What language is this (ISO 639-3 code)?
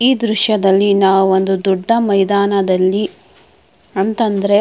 kan